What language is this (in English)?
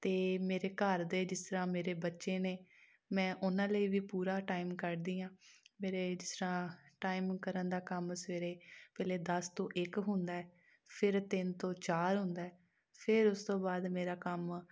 Punjabi